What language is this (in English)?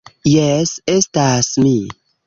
Esperanto